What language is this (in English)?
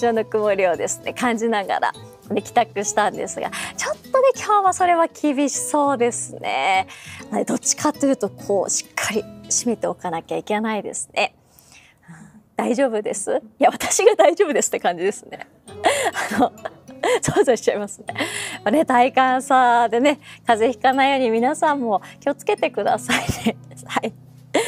Japanese